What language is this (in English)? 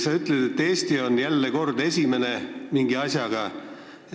Estonian